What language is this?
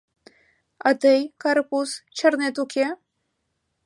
Mari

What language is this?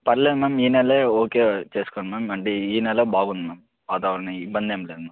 Telugu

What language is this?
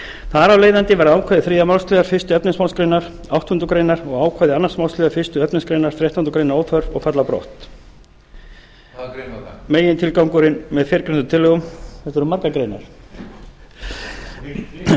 Icelandic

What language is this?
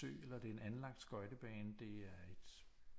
Danish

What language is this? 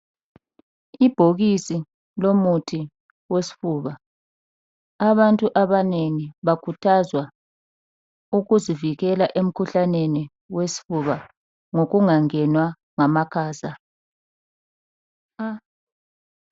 North Ndebele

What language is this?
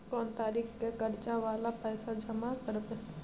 Maithili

